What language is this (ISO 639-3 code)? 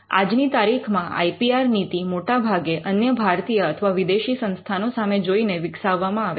guj